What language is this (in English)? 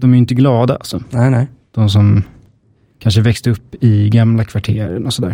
Swedish